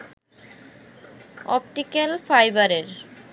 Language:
Bangla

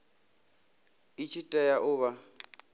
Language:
Venda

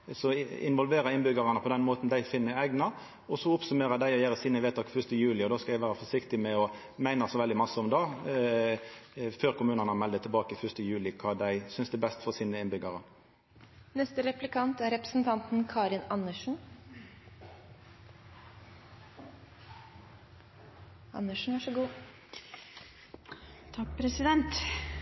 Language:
Norwegian Nynorsk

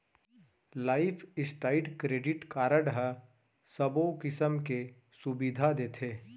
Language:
Chhattisgarhi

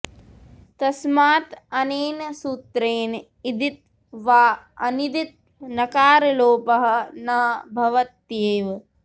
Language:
Sanskrit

